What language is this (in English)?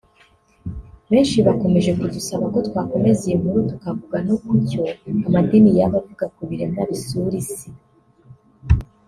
Kinyarwanda